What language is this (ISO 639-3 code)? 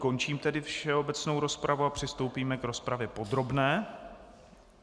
ces